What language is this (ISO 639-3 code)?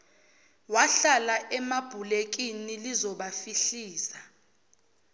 zul